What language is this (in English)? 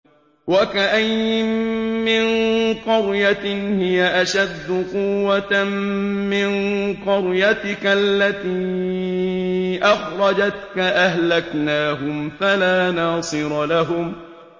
Arabic